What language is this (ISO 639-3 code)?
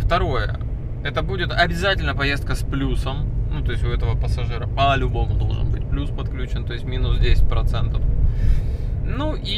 rus